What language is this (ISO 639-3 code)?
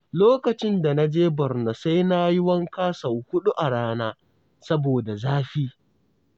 hau